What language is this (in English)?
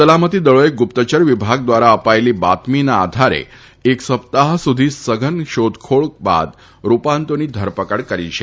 Gujarati